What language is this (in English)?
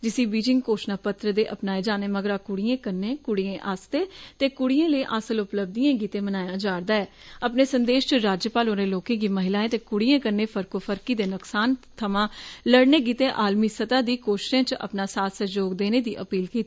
Dogri